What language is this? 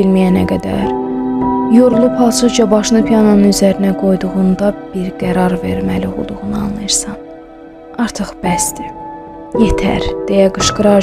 Turkish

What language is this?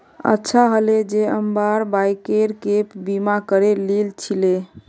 Magahi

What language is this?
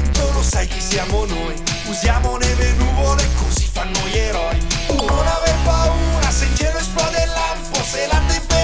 Italian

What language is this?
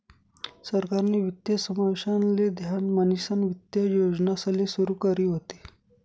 Marathi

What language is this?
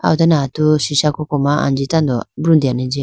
Idu-Mishmi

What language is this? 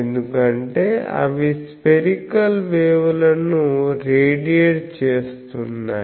Telugu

